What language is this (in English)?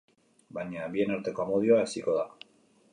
Basque